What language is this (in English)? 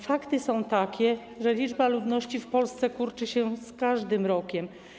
Polish